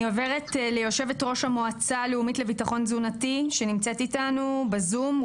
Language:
Hebrew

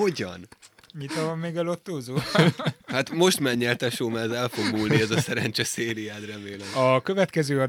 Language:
Hungarian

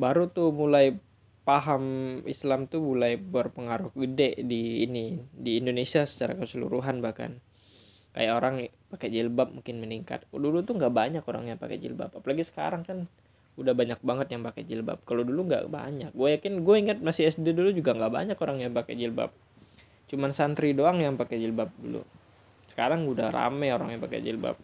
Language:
Indonesian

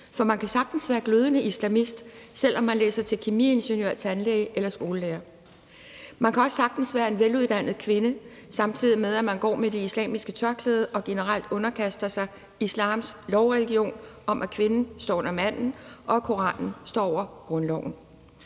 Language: Danish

